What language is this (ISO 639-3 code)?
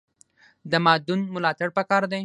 pus